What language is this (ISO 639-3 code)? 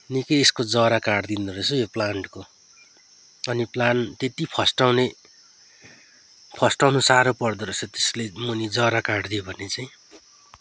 nep